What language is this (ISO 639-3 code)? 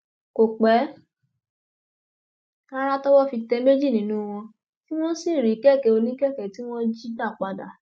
yor